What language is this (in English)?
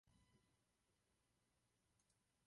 Czech